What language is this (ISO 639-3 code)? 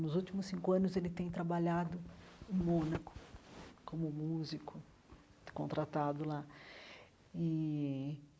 por